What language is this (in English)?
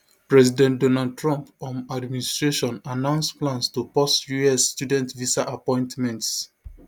Nigerian Pidgin